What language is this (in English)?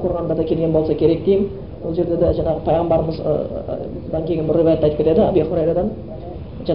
Bulgarian